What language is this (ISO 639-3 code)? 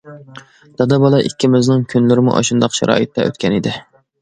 uig